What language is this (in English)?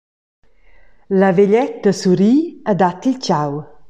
Romansh